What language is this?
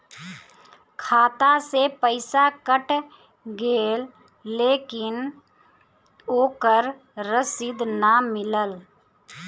Bhojpuri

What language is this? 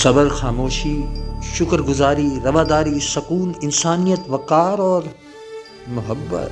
Urdu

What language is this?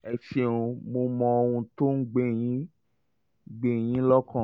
Yoruba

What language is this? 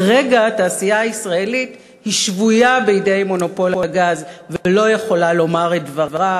Hebrew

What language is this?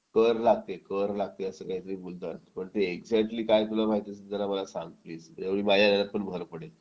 Marathi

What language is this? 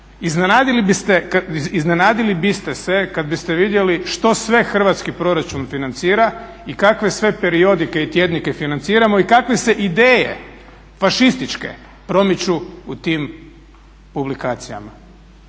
Croatian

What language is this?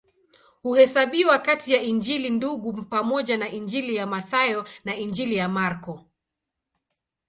Swahili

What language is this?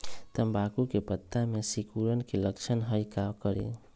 Magahi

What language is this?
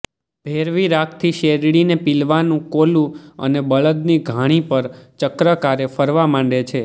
Gujarati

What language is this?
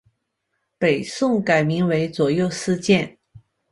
Chinese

